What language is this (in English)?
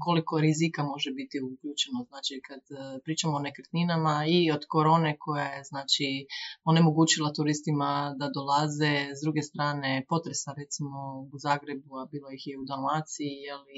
Croatian